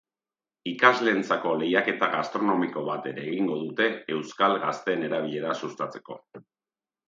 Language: Basque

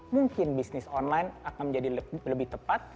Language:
Indonesian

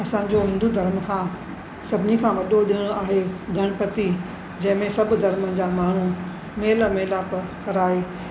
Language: Sindhi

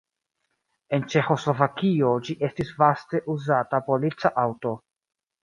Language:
Esperanto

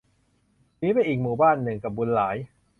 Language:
Thai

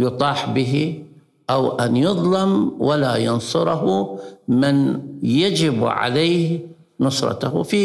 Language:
Arabic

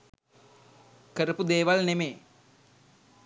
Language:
Sinhala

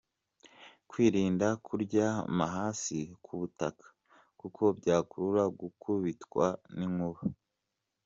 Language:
Kinyarwanda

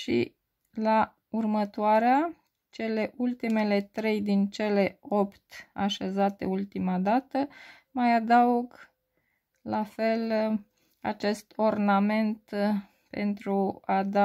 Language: Romanian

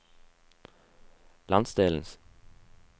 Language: Norwegian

